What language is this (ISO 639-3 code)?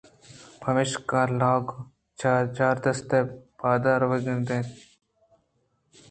bgp